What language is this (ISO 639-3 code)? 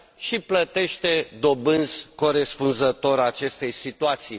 ron